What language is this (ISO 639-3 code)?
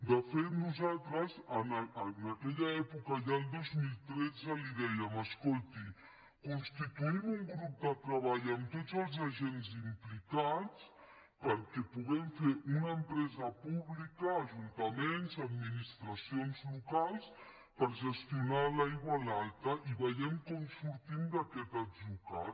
cat